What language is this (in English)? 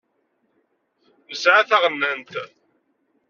Kabyle